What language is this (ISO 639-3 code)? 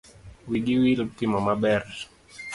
luo